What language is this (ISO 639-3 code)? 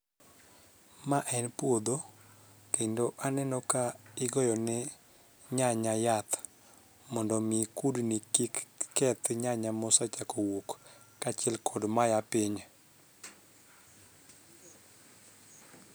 luo